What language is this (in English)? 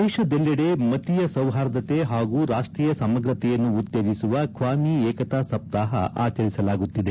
Kannada